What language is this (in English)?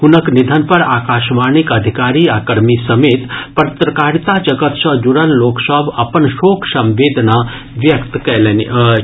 Maithili